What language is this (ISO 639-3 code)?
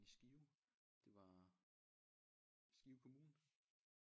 dan